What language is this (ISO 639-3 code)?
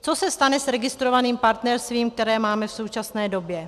ces